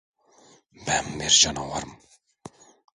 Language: Turkish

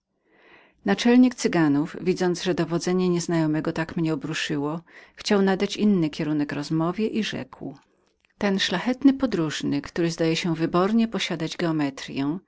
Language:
Polish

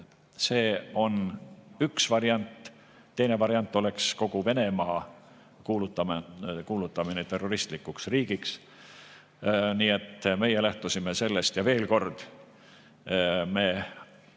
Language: Estonian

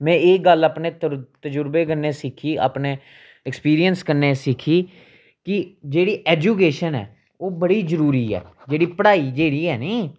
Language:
Dogri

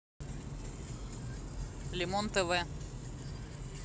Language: Russian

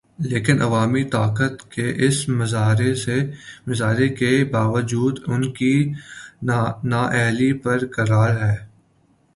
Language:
Urdu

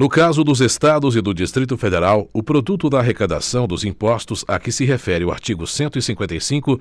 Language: Portuguese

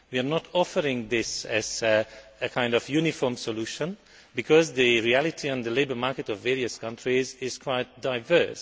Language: English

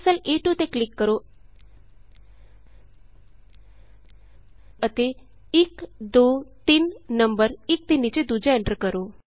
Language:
Punjabi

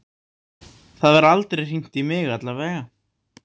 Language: Icelandic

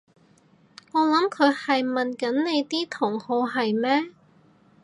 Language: Cantonese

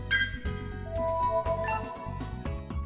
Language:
Vietnamese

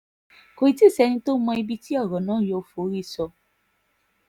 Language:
Yoruba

